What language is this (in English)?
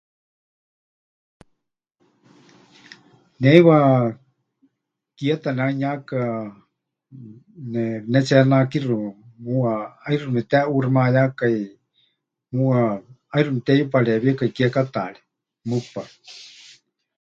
Huichol